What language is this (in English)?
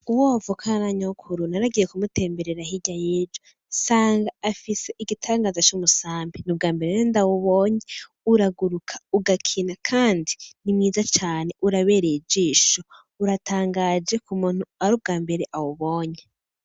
Rundi